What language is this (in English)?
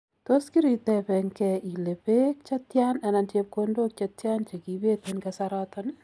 Kalenjin